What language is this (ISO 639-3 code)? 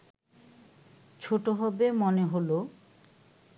ben